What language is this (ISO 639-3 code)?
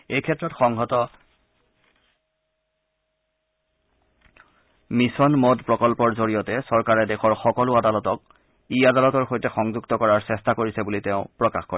asm